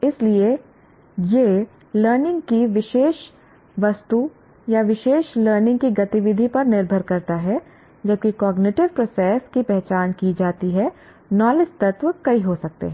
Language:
Hindi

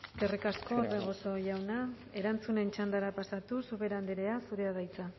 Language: Basque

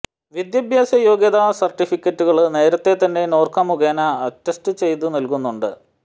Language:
Malayalam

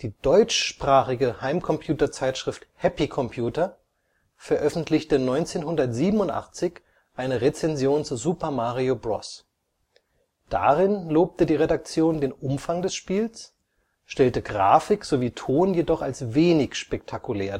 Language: German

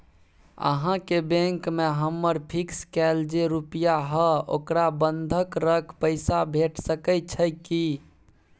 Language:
Maithili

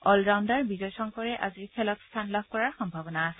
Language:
Assamese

